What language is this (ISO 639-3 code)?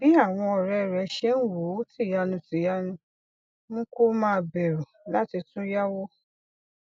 yor